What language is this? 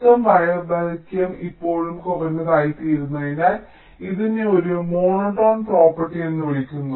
Malayalam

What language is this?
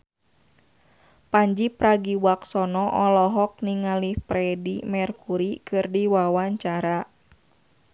Sundanese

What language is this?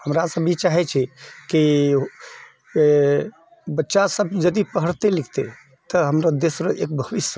Maithili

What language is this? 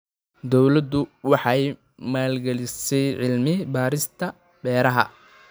Somali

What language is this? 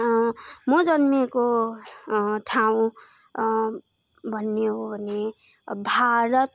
Nepali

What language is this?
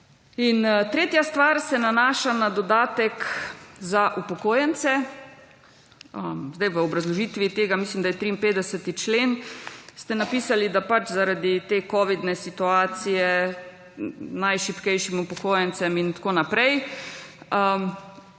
Slovenian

